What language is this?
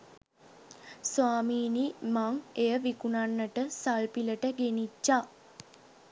Sinhala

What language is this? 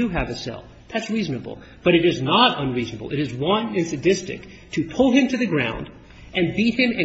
English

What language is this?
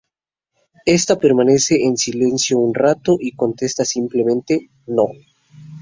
Spanish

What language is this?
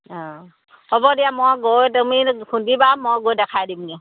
Assamese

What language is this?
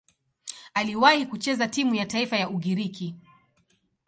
Swahili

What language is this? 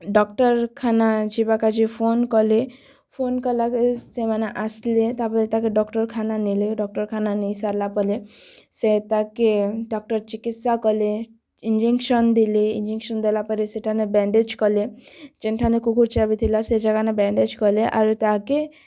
Odia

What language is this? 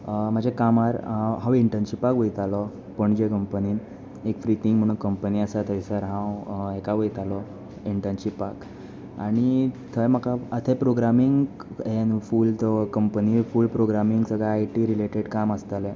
Konkani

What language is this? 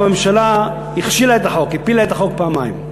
Hebrew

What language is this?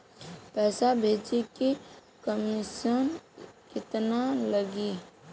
Bhojpuri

